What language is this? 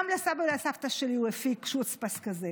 Hebrew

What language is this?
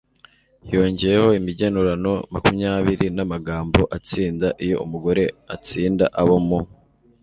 Kinyarwanda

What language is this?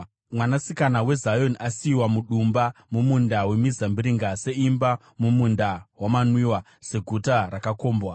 Shona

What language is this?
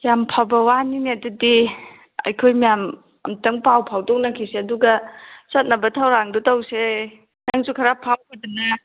Manipuri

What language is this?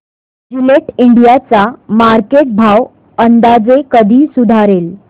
Marathi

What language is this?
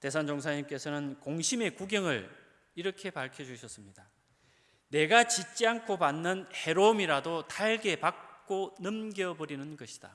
Korean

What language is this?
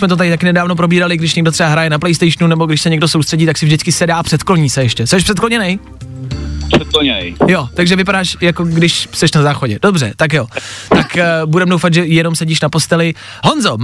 Czech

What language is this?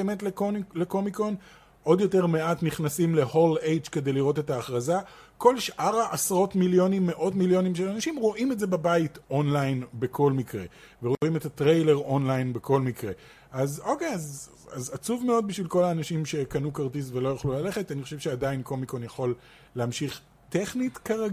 Hebrew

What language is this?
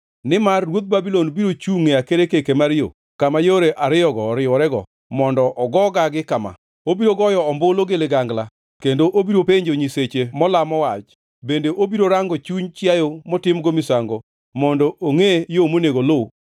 Luo (Kenya and Tanzania)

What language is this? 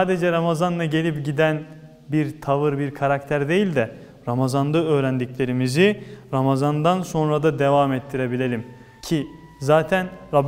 Turkish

